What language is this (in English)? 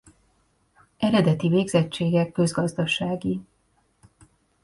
Hungarian